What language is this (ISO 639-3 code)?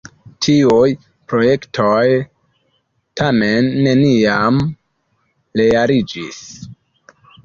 epo